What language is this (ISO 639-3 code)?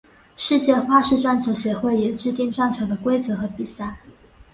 zho